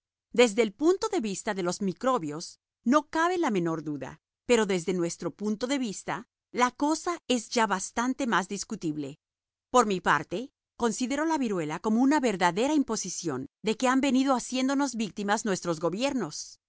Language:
Spanish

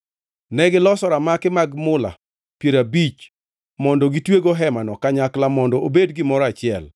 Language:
Luo (Kenya and Tanzania)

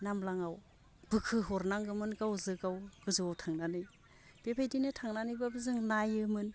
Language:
Bodo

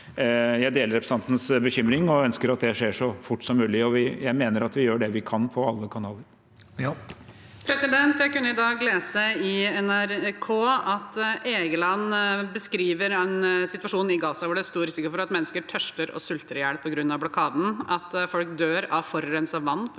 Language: Norwegian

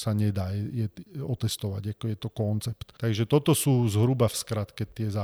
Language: Slovak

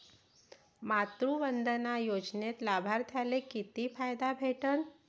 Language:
Marathi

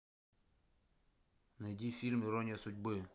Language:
Russian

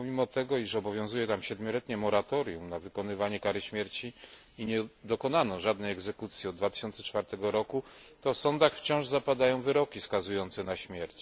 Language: Polish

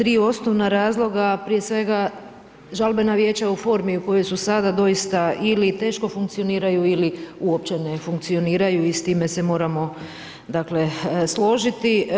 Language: Croatian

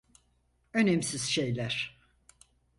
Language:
Turkish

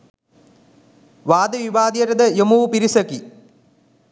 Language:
Sinhala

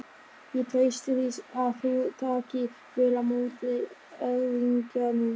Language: Icelandic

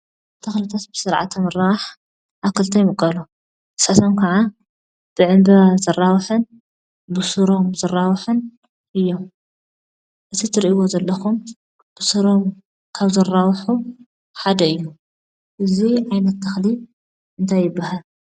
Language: Tigrinya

